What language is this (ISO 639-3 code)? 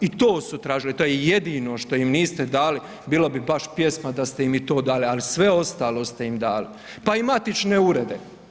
hrv